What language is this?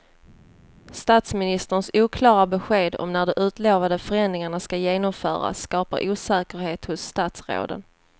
Swedish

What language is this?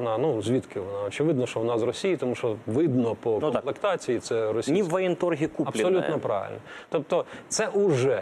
Ukrainian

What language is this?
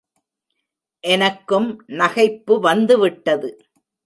Tamil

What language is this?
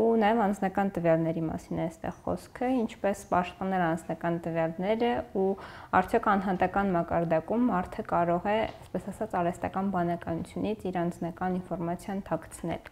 Romanian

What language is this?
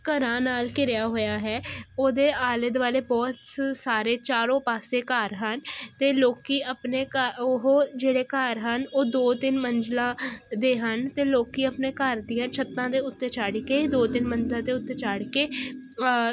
Punjabi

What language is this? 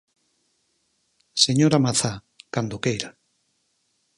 Galician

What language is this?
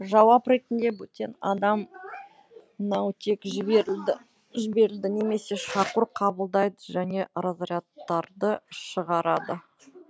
Kazakh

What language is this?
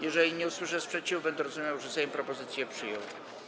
Polish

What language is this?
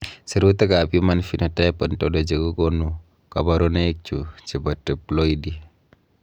Kalenjin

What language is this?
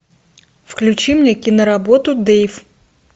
Russian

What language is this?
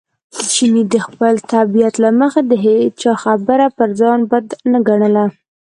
Pashto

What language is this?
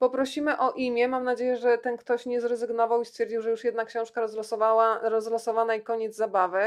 Polish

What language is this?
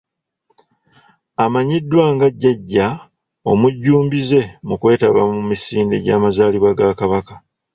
Ganda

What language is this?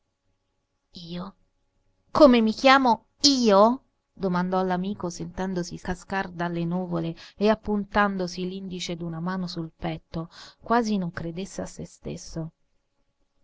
Italian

